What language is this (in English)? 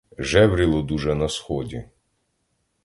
Ukrainian